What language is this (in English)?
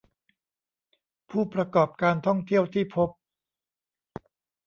Thai